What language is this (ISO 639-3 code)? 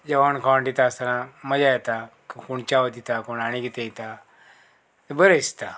kok